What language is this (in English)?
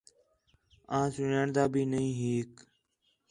Khetrani